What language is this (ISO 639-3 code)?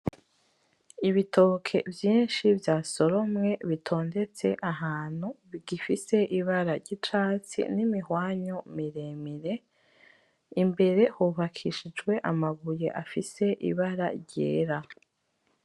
run